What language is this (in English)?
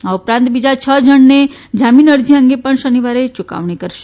Gujarati